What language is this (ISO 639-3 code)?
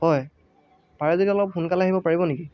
asm